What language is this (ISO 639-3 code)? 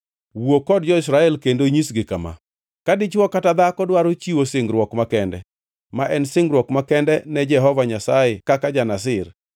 luo